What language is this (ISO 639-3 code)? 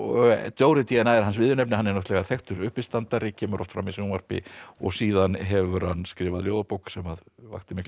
isl